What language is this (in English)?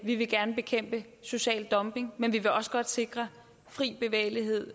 Danish